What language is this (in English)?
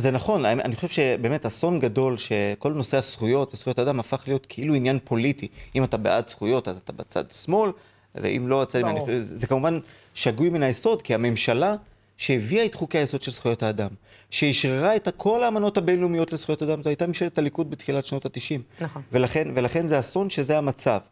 Hebrew